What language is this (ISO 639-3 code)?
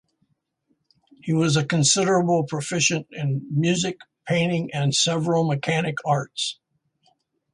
eng